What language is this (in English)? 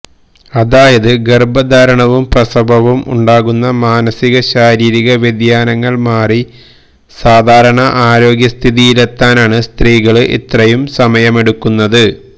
Malayalam